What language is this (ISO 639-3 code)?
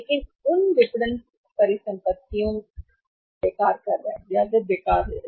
hin